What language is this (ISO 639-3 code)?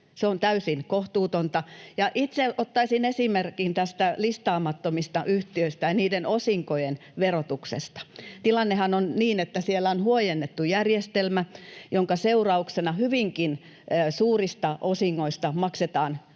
fin